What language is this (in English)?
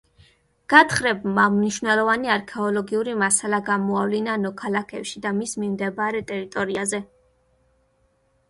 Georgian